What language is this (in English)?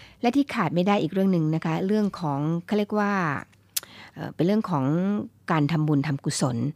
Thai